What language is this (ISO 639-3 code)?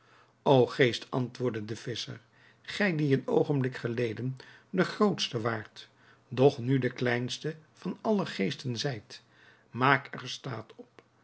nld